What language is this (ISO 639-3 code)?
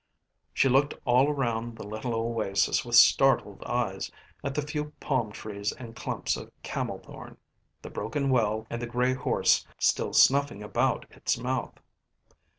eng